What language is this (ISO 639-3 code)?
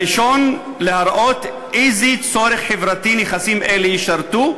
heb